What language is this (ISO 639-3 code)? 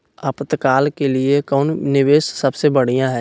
mag